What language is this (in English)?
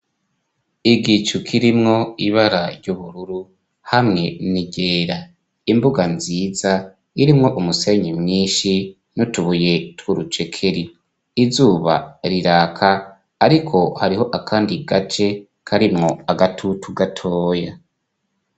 Rundi